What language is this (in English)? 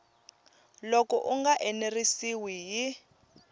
Tsonga